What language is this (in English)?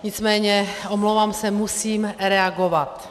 Czech